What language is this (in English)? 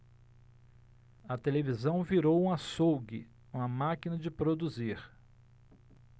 Portuguese